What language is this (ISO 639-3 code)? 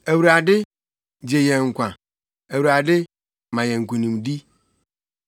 aka